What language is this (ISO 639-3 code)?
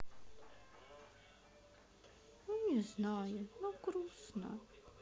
rus